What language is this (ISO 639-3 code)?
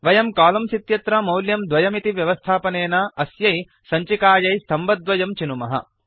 san